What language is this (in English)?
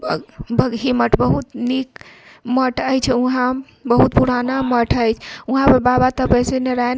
Maithili